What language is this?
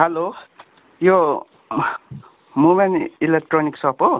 Nepali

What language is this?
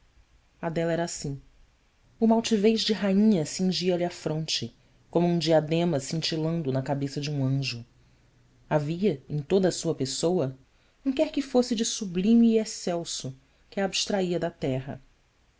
Portuguese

